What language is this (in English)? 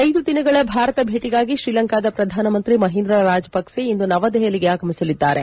Kannada